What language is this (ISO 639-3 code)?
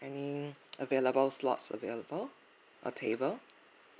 eng